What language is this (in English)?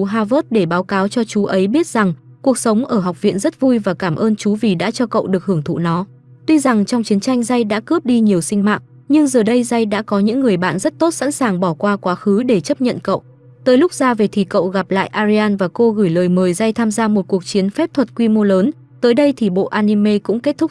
Vietnamese